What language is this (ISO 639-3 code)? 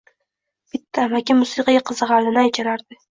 uzb